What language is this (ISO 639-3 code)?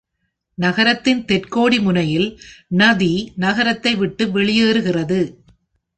tam